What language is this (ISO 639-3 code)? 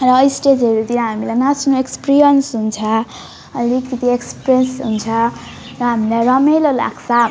nep